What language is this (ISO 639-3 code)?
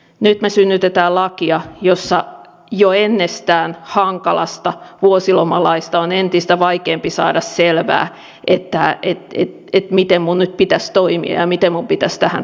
fin